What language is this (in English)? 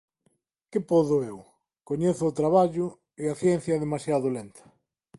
Galician